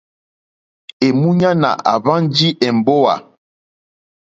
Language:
Mokpwe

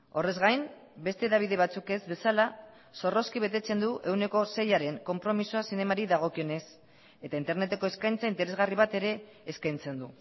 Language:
Basque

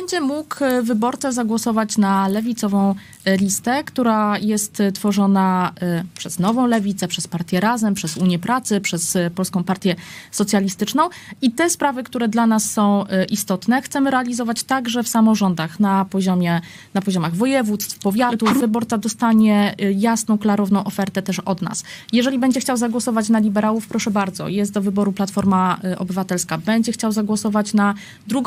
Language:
Polish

